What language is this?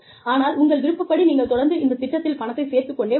Tamil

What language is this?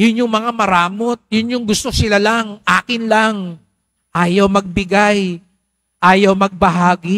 Filipino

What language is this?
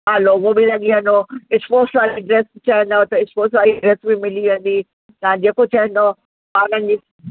Sindhi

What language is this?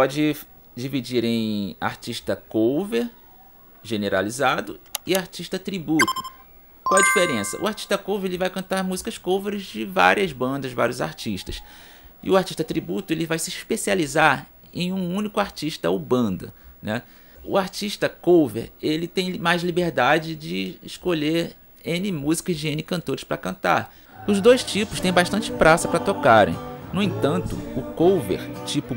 Portuguese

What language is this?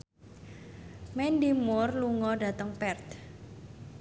Javanese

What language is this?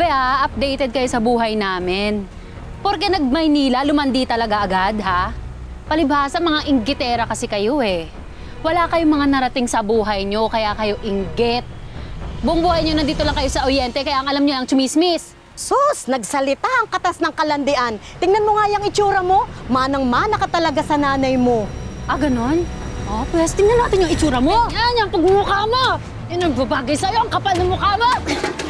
Filipino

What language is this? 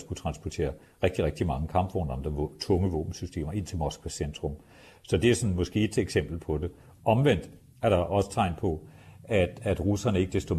Danish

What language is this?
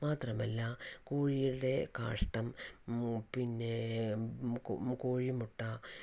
Malayalam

